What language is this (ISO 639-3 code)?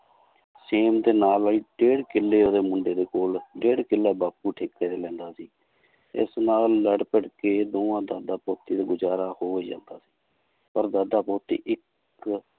pan